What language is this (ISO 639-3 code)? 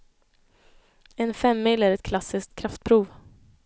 swe